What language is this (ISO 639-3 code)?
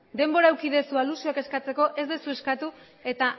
eus